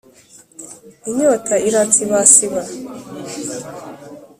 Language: Kinyarwanda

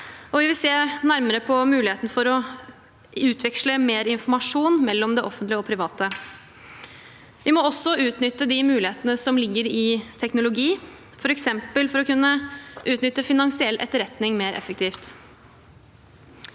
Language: Norwegian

